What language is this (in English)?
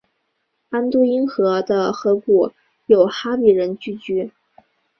Chinese